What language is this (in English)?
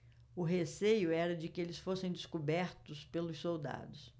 Portuguese